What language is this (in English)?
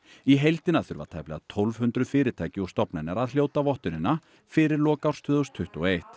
Icelandic